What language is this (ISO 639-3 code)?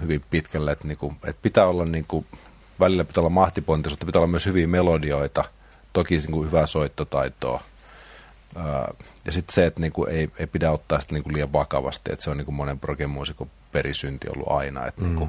fin